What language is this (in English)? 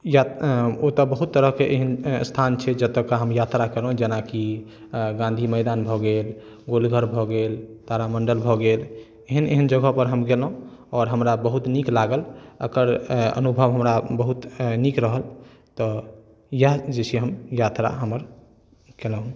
Maithili